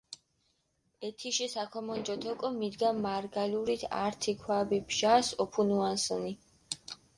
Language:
Mingrelian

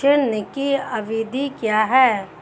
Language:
Hindi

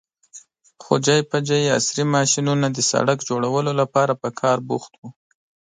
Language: Pashto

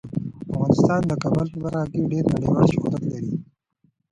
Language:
Pashto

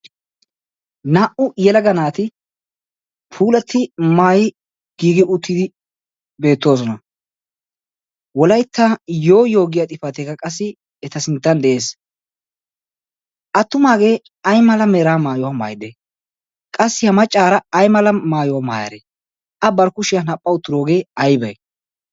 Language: Wolaytta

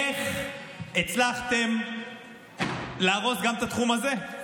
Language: Hebrew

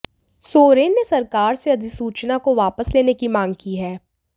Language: Hindi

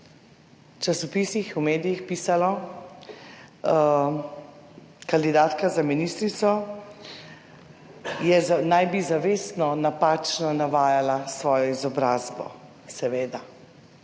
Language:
Slovenian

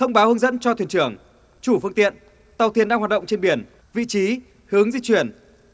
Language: Vietnamese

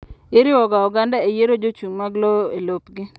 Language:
Luo (Kenya and Tanzania)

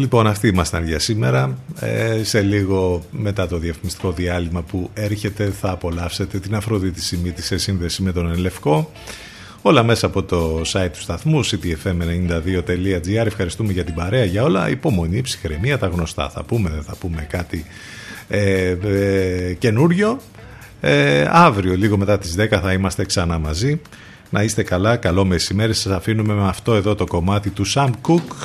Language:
Greek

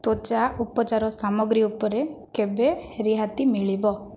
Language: Odia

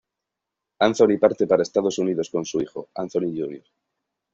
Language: Spanish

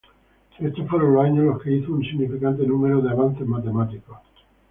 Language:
Spanish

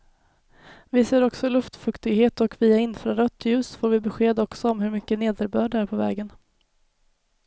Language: Swedish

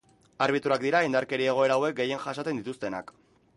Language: Basque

